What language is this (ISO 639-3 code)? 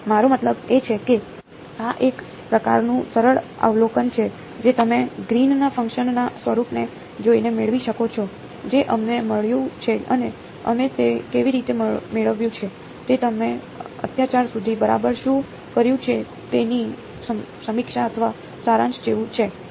guj